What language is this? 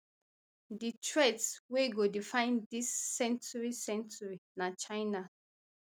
Nigerian Pidgin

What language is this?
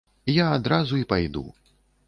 Belarusian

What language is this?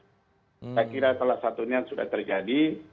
Indonesian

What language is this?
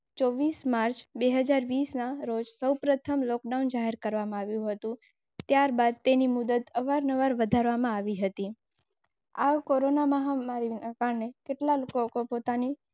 Gujarati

